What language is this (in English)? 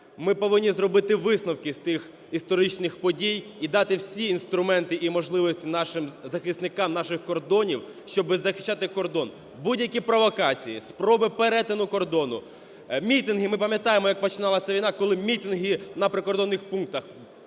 Ukrainian